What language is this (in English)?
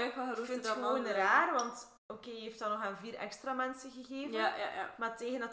Dutch